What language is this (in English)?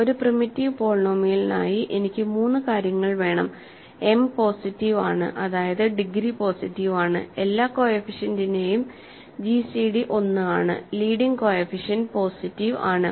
Malayalam